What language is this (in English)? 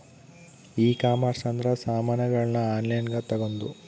Kannada